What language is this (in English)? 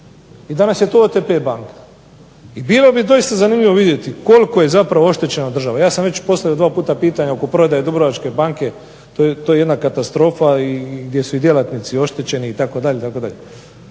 Croatian